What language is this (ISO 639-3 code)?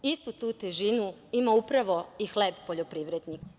srp